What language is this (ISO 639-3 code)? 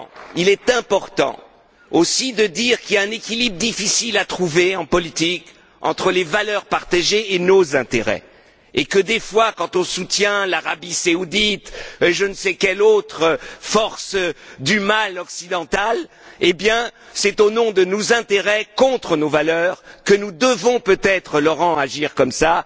fra